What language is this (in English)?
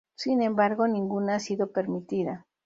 Spanish